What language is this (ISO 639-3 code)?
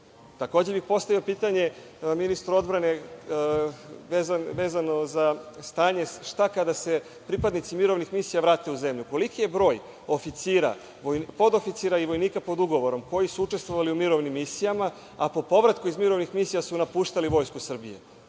srp